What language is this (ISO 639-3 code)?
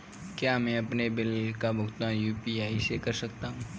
hin